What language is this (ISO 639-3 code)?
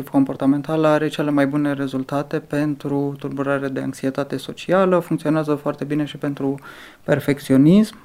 ron